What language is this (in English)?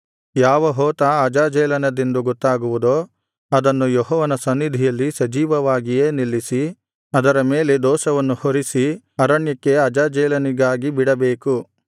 Kannada